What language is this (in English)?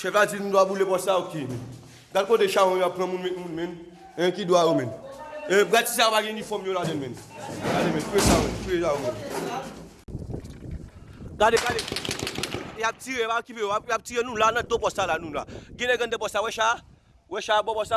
French